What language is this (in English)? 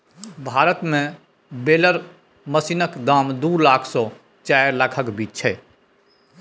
Maithili